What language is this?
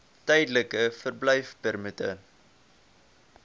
Afrikaans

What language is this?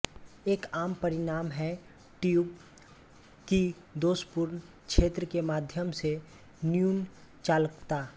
Hindi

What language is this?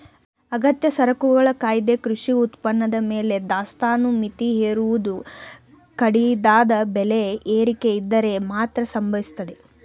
Kannada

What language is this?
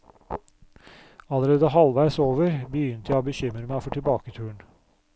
Norwegian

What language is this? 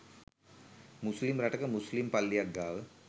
Sinhala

